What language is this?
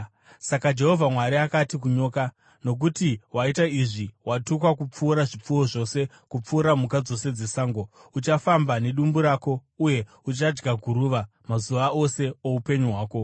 Shona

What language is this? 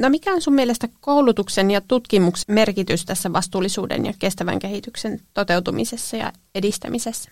Finnish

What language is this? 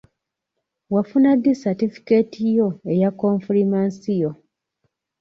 Ganda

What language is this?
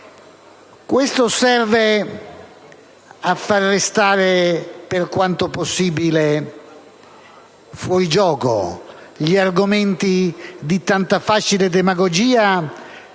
Italian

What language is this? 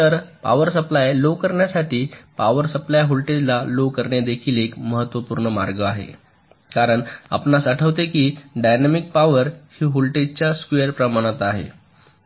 Marathi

